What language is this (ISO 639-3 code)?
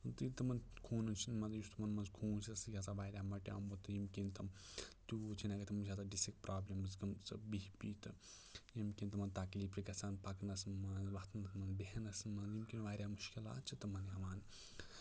kas